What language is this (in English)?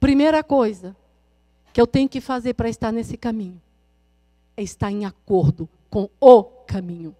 Portuguese